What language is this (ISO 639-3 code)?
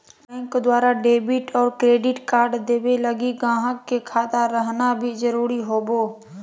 mag